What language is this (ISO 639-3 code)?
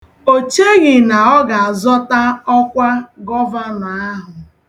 ibo